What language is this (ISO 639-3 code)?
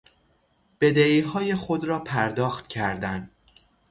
fas